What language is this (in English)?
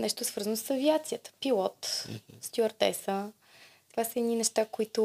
Bulgarian